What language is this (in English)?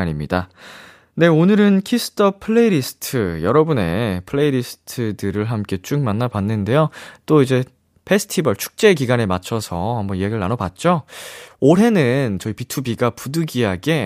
Korean